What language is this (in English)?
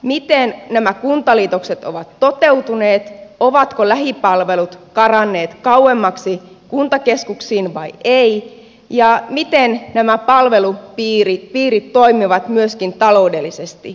Finnish